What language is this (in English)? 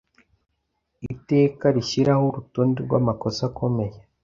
Kinyarwanda